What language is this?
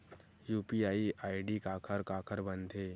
Chhattisgarhi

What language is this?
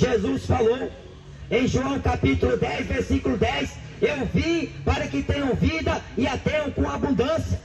Portuguese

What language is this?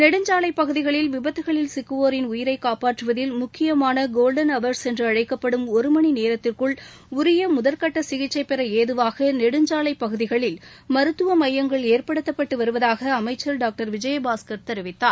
Tamil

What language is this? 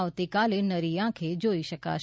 Gujarati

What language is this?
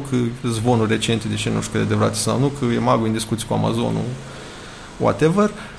Romanian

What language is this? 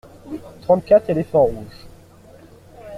French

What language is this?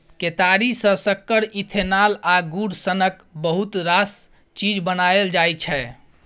Maithili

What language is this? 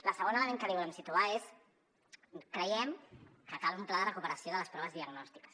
Catalan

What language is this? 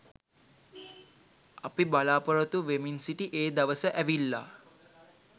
Sinhala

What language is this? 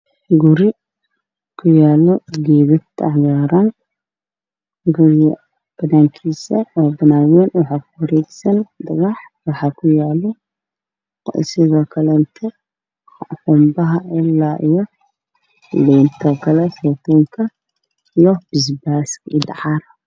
Somali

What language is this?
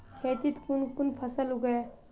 Magahi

